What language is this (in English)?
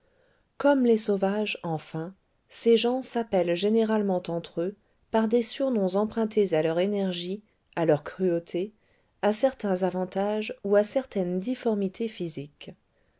French